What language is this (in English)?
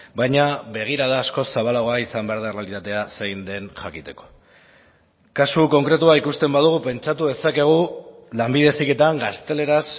Basque